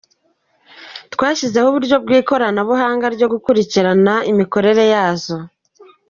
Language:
Kinyarwanda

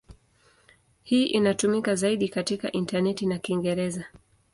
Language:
Swahili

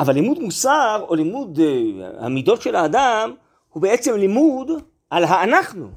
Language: Hebrew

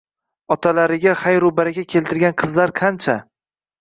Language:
Uzbek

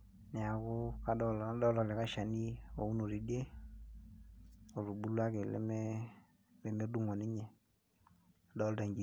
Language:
Masai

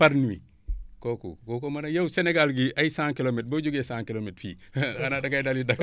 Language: Wolof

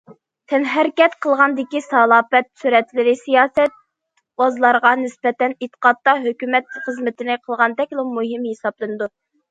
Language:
Uyghur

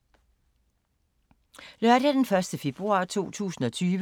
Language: Danish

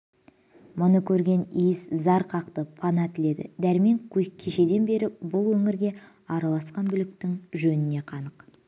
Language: Kazakh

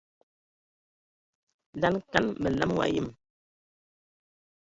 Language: Ewondo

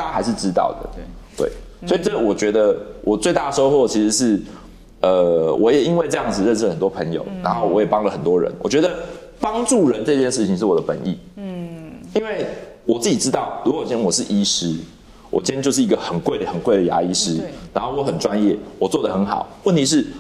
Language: Chinese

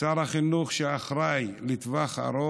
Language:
Hebrew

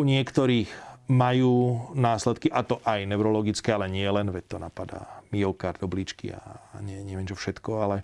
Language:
Slovak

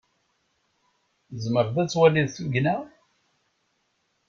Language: Kabyle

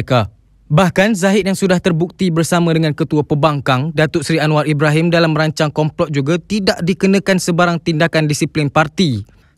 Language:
Malay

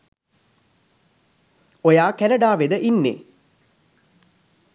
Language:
Sinhala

